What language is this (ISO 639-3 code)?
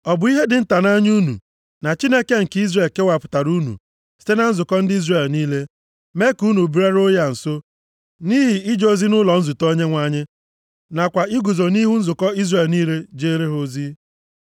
ibo